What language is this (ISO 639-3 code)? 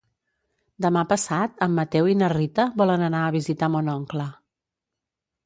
cat